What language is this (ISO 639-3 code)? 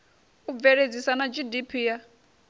ven